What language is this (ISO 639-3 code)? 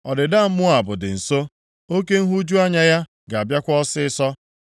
ibo